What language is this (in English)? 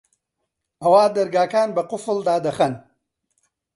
Central Kurdish